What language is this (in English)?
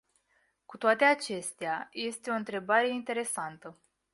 Romanian